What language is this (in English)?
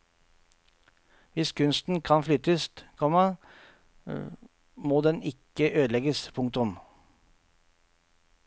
Norwegian